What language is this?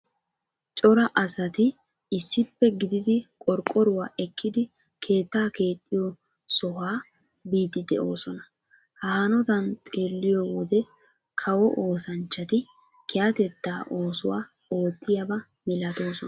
Wolaytta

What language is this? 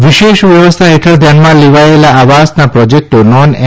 Gujarati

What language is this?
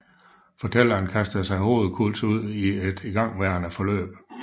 Danish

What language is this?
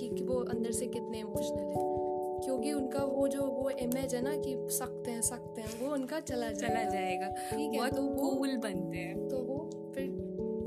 Hindi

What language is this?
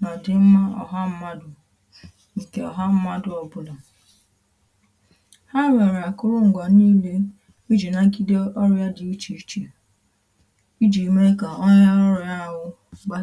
Igbo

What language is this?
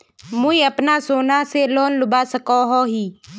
Magahi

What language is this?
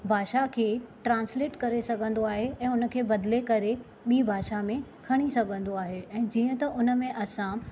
Sindhi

